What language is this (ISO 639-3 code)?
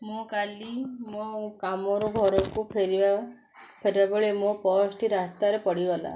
ori